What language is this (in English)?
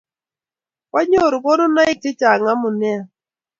Kalenjin